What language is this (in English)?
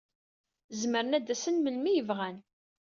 Kabyle